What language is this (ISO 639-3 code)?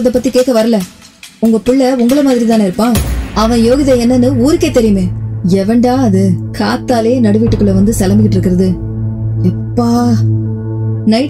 tam